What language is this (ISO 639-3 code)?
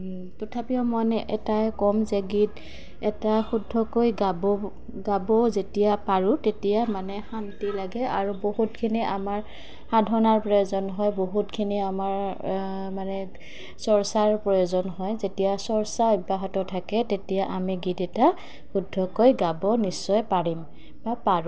asm